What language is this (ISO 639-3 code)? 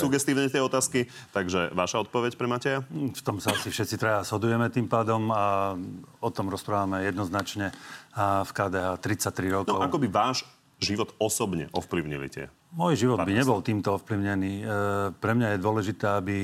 slk